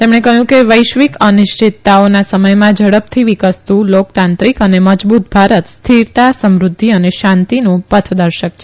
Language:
Gujarati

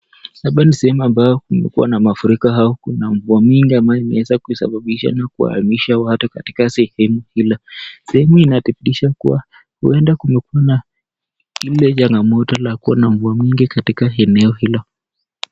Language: Swahili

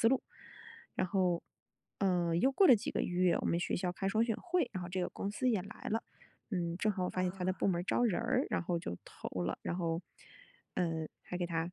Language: Chinese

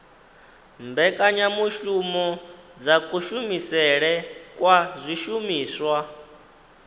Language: Venda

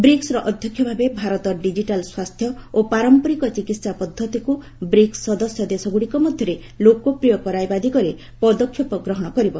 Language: Odia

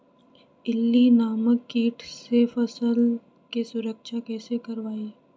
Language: Magahi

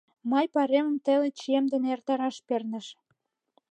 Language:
Mari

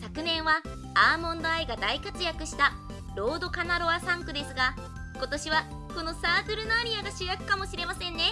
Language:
Japanese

